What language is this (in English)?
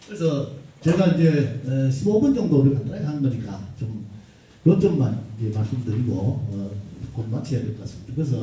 Korean